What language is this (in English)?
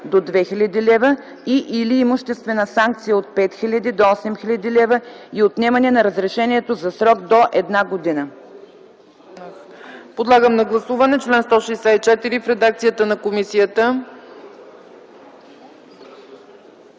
Bulgarian